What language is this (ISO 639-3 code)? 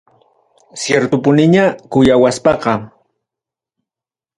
quy